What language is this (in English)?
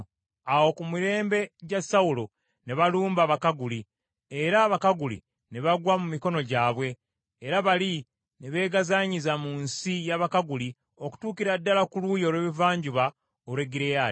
Ganda